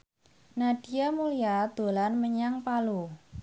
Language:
Javanese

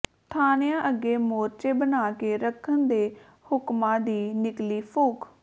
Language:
Punjabi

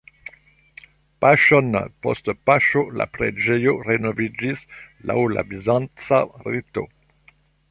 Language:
Esperanto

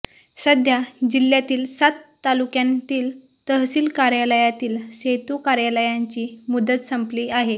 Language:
Marathi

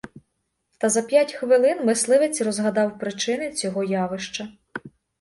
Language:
Ukrainian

